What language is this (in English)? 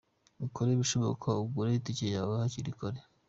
Kinyarwanda